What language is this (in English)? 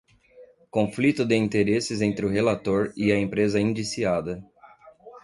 Portuguese